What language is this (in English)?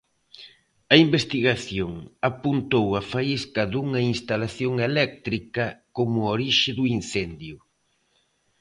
Galician